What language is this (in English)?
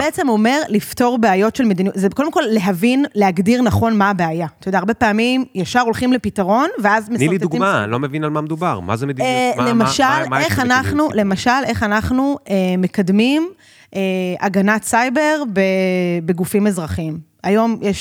Hebrew